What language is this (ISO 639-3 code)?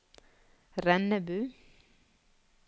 nor